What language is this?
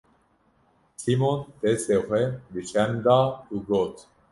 Kurdish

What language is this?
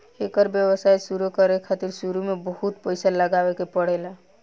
Bhojpuri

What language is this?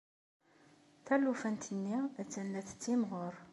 Kabyle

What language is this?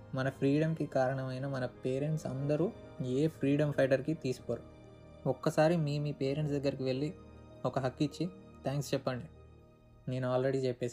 Telugu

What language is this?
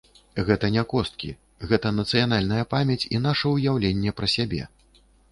Belarusian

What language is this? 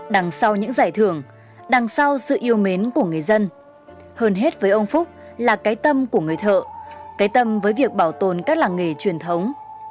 Vietnamese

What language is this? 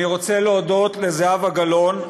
Hebrew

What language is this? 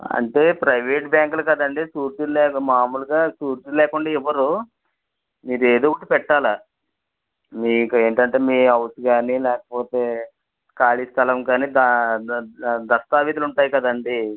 Telugu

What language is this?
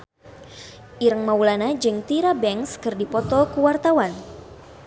Sundanese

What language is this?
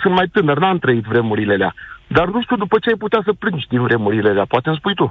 Romanian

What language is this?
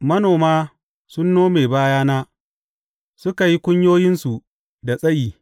Hausa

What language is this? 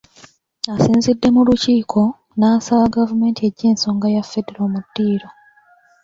Ganda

